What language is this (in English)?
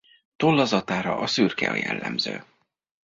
Hungarian